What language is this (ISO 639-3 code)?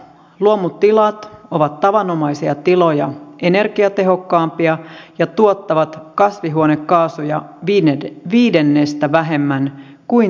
fin